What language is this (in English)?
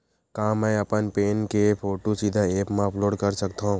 Chhattisgarhi